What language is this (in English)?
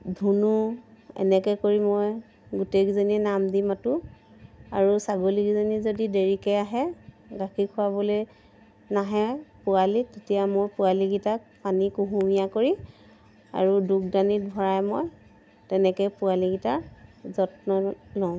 Assamese